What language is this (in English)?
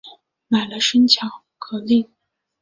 Chinese